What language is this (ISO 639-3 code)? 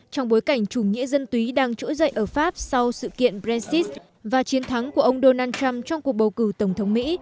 vie